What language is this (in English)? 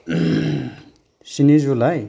Bodo